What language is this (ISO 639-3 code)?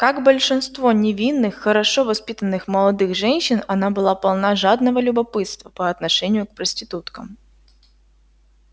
rus